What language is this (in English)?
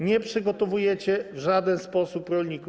Polish